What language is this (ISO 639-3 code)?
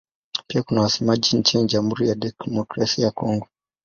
swa